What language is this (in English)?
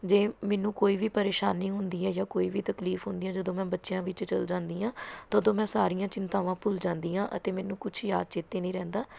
Punjabi